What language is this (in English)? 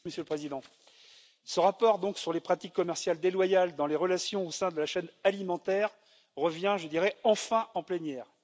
French